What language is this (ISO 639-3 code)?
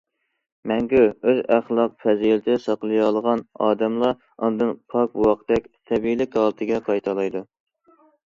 uig